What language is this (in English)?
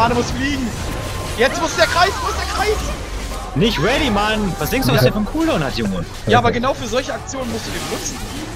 German